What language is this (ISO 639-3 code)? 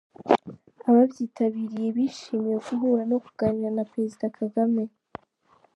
kin